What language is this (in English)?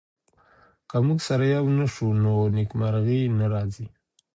Pashto